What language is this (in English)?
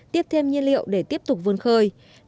Vietnamese